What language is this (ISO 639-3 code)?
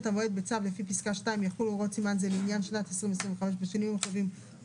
heb